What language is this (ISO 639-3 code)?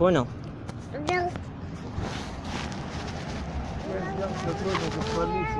rus